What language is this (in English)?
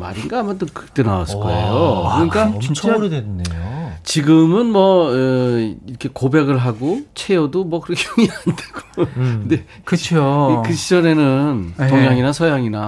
Korean